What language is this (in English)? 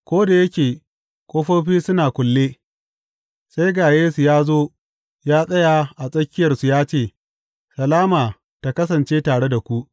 Hausa